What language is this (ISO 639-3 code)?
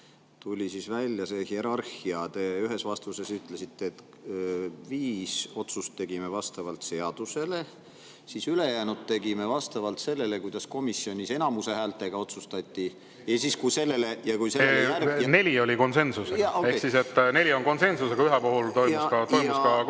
est